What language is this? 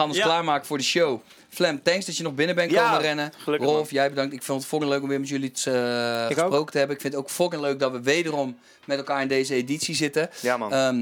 Dutch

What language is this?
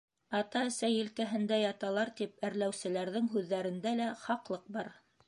Bashkir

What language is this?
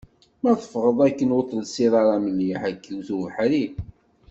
Kabyle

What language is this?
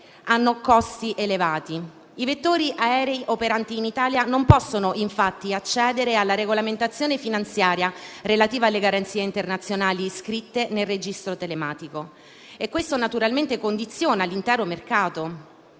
Italian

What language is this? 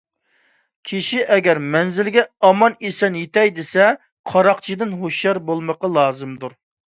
Uyghur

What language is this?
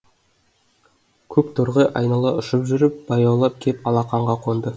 Kazakh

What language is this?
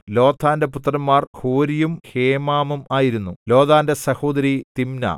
Malayalam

